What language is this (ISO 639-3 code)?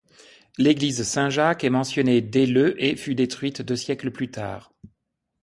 fra